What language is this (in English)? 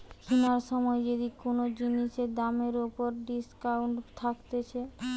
Bangla